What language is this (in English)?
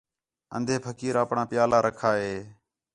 Khetrani